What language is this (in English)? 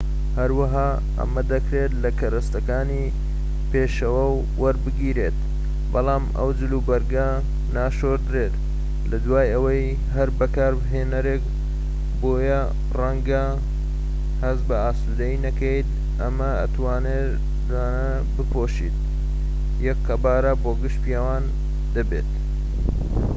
Central Kurdish